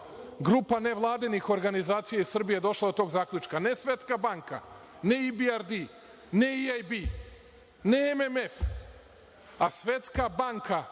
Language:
Serbian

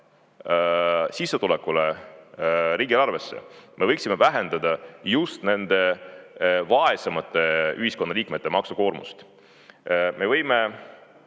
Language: Estonian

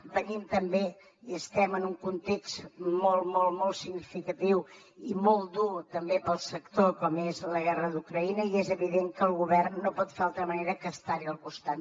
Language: Catalan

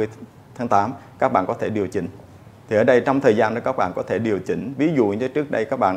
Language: Vietnamese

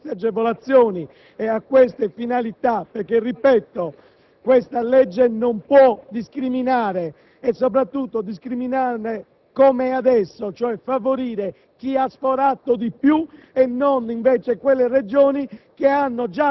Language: Italian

